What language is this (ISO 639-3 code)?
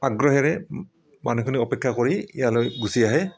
asm